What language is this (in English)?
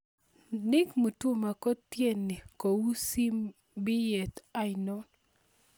Kalenjin